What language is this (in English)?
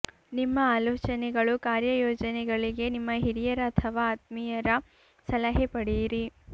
Kannada